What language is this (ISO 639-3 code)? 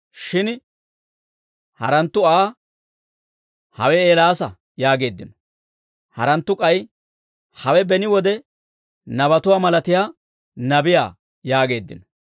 dwr